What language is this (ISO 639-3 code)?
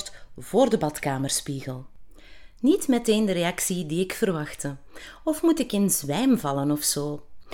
nld